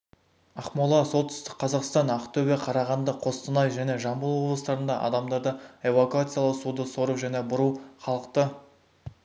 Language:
Kazakh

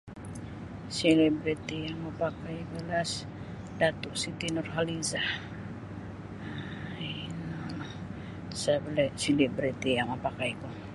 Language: Sabah Bisaya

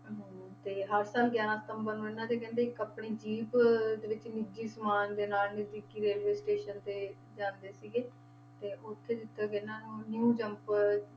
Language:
Punjabi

